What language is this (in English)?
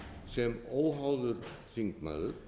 Icelandic